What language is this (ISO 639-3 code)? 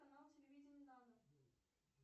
rus